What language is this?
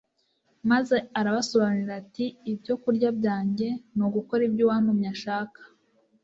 Kinyarwanda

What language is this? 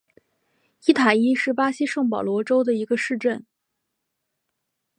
Chinese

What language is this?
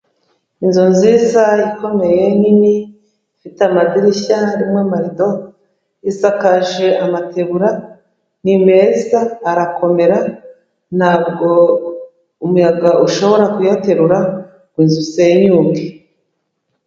Kinyarwanda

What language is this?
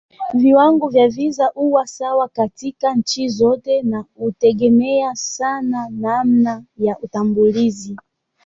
Swahili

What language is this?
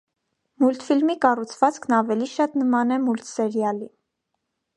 Armenian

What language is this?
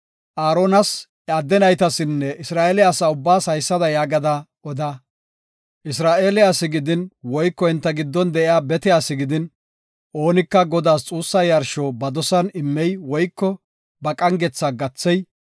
Gofa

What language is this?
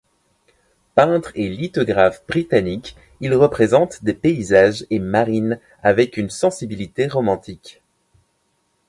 French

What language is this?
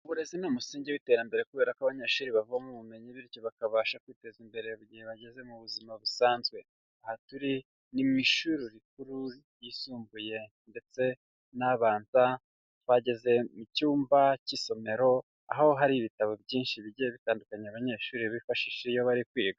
Kinyarwanda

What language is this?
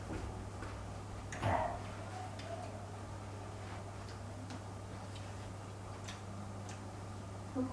Indonesian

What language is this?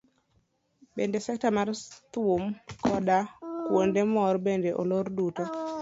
Luo (Kenya and Tanzania)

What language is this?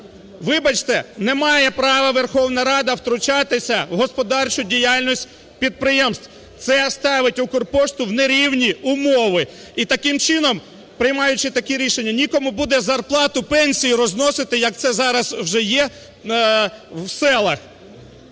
Ukrainian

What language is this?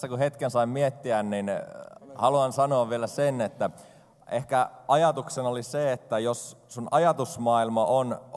Finnish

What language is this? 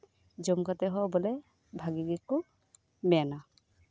Santali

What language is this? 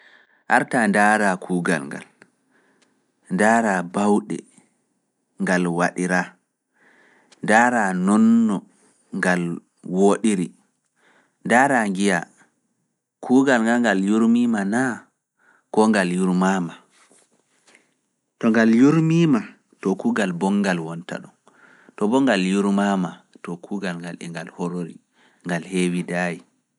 Fula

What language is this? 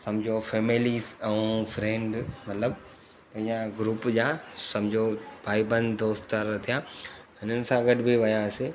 Sindhi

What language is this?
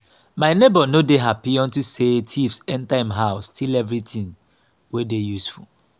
Nigerian Pidgin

